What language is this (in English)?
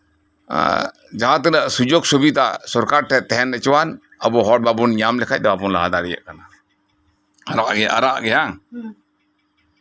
Santali